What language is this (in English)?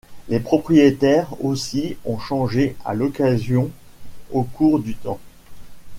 French